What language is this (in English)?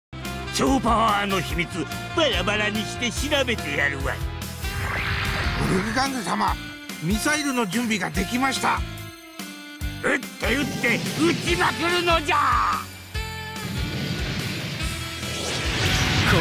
Japanese